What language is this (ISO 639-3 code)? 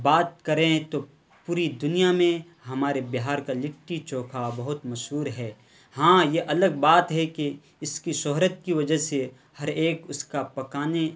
urd